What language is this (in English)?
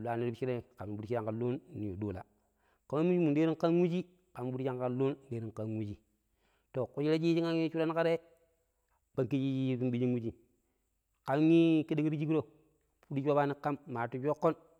Pero